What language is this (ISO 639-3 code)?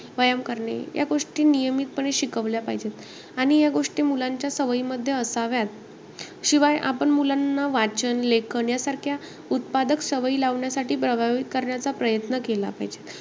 mar